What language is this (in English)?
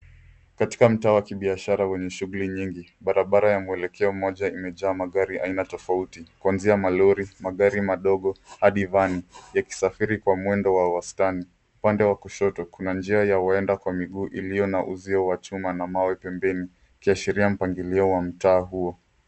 Swahili